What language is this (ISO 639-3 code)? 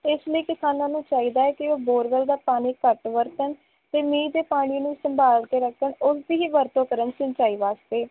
pan